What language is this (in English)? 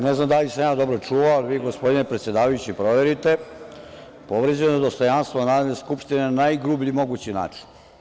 Serbian